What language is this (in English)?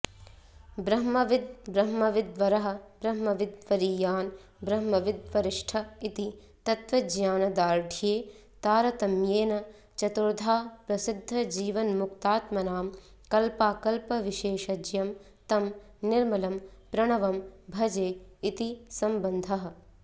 Sanskrit